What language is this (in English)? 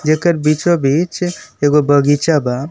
Bhojpuri